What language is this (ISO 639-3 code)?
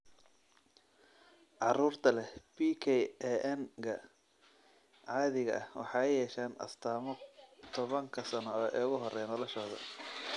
som